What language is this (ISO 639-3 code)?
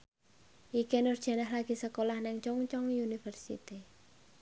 jav